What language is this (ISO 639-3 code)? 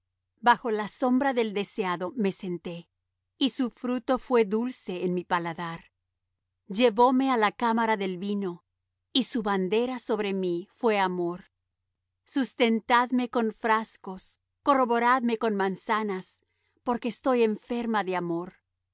spa